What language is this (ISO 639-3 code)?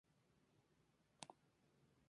spa